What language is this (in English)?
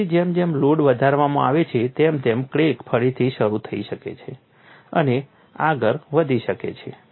Gujarati